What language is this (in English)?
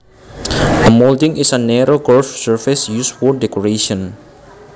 Javanese